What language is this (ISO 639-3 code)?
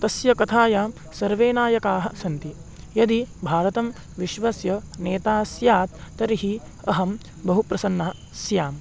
san